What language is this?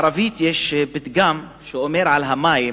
Hebrew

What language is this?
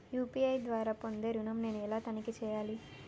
Telugu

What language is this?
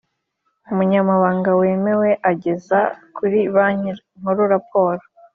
Kinyarwanda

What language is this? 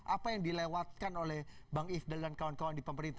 Indonesian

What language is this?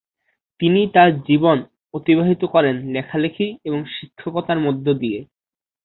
Bangla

